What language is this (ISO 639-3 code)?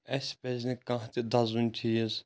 kas